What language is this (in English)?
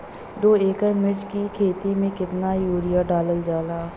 Bhojpuri